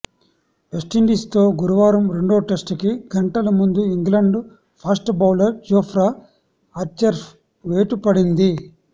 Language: Telugu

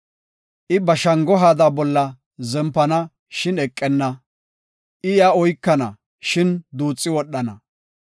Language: Gofa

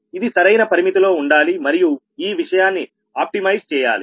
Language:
Telugu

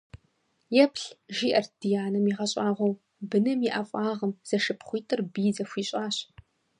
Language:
Kabardian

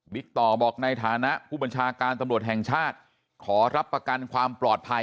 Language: Thai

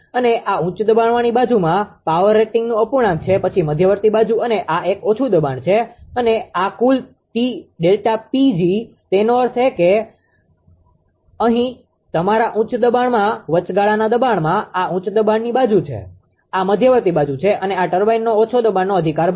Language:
Gujarati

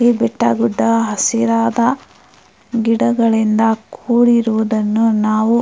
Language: Kannada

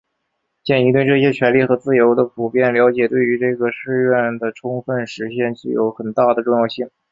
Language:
Chinese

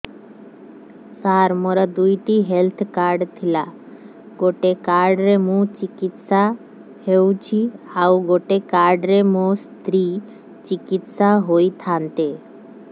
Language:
Odia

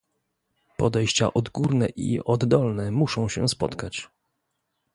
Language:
Polish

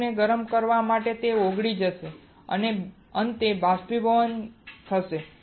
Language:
Gujarati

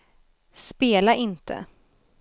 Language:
Swedish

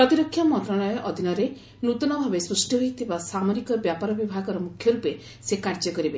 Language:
Odia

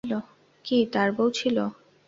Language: Bangla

